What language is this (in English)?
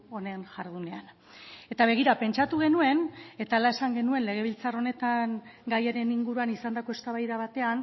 Basque